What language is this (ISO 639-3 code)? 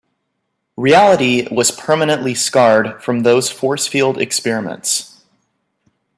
eng